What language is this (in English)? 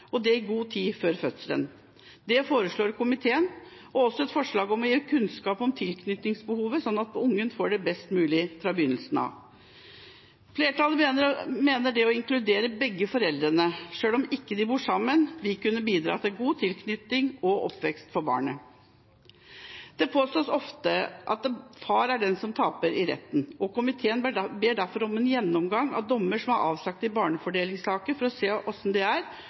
Norwegian Bokmål